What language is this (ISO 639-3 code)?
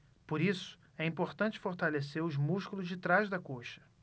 por